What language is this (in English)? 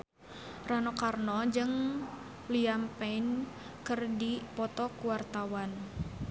Sundanese